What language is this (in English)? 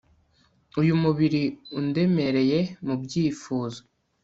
Kinyarwanda